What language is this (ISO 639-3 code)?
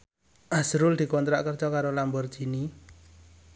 jav